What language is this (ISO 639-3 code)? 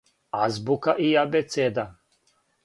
srp